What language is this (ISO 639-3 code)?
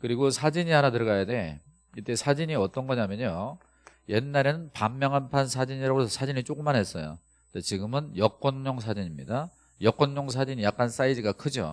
kor